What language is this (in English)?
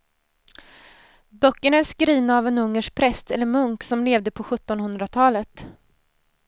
Swedish